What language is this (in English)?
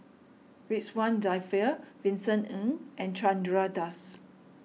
English